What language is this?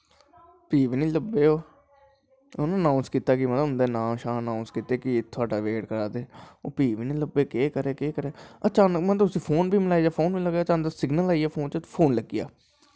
Dogri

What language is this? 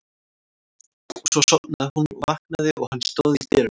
Icelandic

